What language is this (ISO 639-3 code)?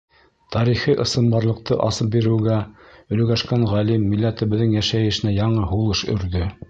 bak